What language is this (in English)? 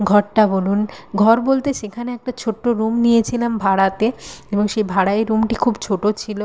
Bangla